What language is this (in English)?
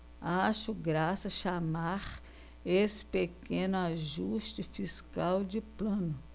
Portuguese